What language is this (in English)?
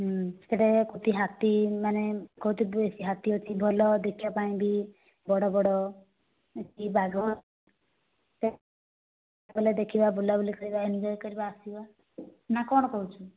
Odia